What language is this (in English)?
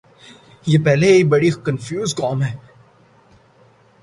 Urdu